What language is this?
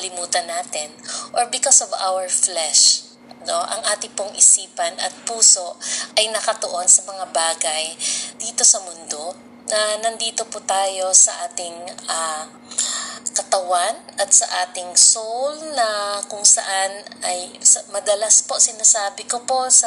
Filipino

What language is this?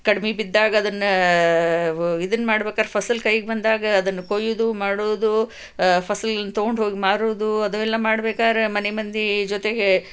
Kannada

